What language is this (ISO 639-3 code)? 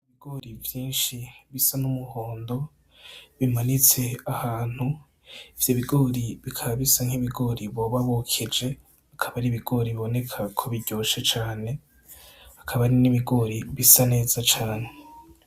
run